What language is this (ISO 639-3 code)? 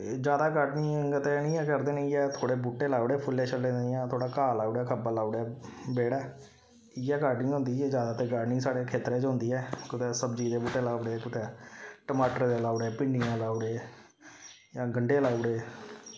doi